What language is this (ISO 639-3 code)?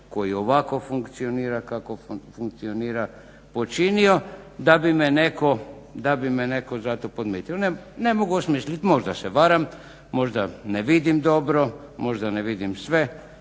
hrv